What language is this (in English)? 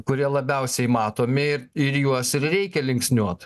Lithuanian